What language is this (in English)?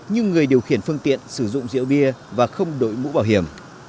Vietnamese